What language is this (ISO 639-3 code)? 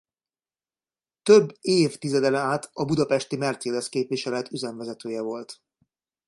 hun